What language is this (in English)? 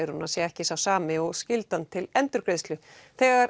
Icelandic